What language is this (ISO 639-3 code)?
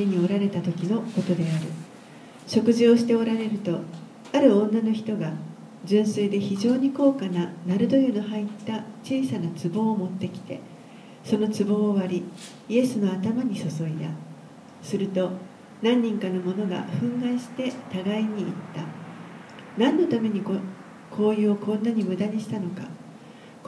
jpn